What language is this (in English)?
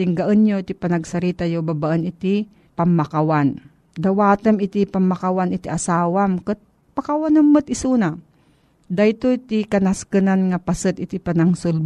Filipino